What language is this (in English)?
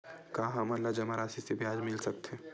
Chhattisgarhi